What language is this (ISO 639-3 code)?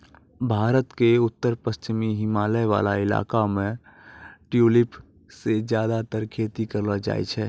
mai